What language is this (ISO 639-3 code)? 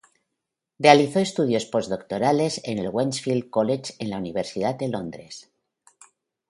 spa